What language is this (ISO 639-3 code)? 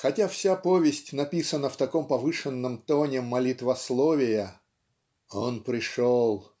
rus